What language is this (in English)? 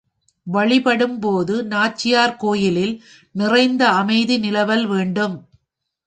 Tamil